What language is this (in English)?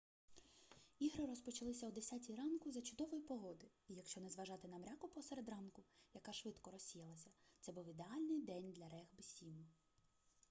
Ukrainian